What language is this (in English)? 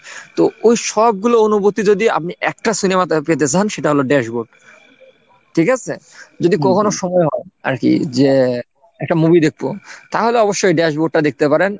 Bangla